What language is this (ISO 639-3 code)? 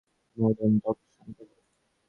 ben